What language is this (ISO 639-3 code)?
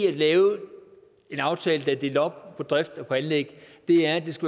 dan